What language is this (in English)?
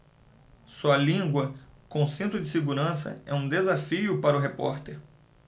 Portuguese